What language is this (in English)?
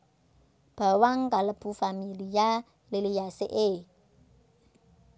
Javanese